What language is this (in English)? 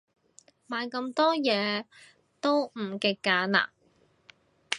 Cantonese